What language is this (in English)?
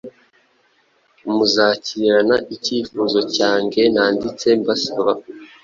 Kinyarwanda